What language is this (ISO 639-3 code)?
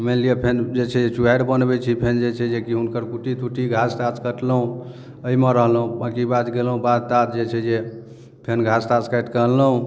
mai